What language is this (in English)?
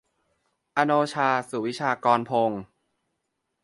Thai